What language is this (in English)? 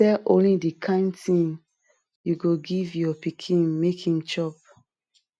Nigerian Pidgin